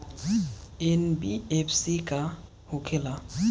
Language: Bhojpuri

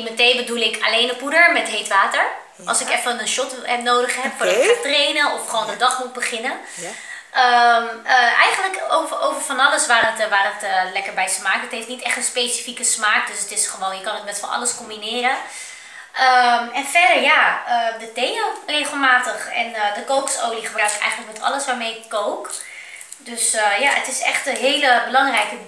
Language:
Dutch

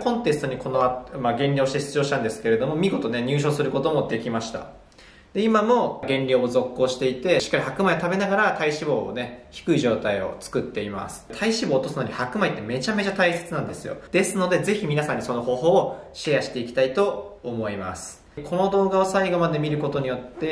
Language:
Japanese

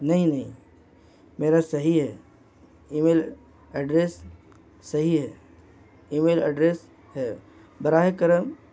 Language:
Urdu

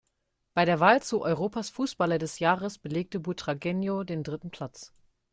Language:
German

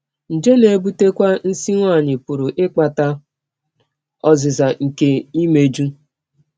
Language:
Igbo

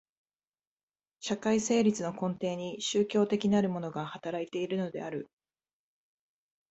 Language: Japanese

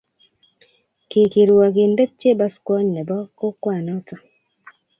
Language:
Kalenjin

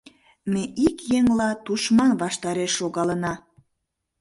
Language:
Mari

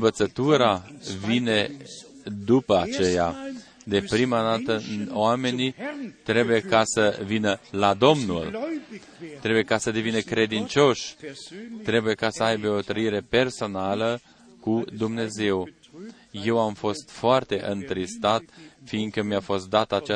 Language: Romanian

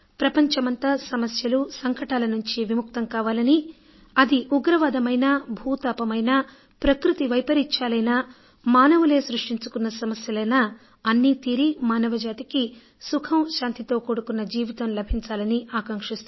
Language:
Telugu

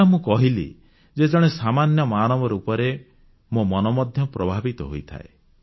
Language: Odia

